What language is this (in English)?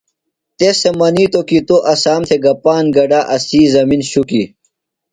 Phalura